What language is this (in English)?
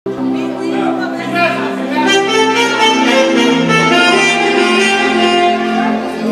Greek